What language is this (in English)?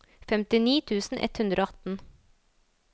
Norwegian